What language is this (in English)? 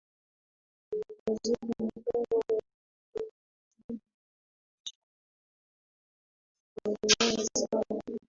Swahili